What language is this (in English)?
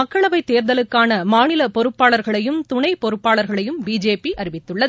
Tamil